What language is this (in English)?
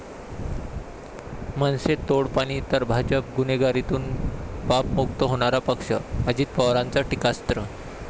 Marathi